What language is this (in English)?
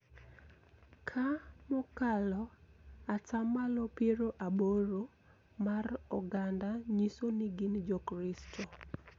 Luo (Kenya and Tanzania)